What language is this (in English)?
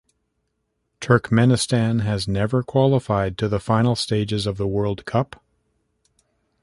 English